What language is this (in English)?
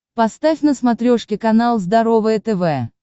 Russian